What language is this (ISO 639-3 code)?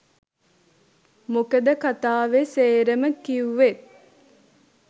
sin